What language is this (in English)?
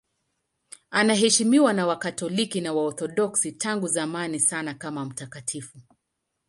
Swahili